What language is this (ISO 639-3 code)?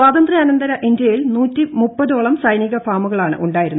mal